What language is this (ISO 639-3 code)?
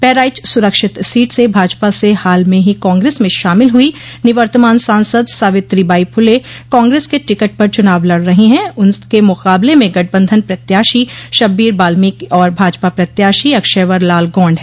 hin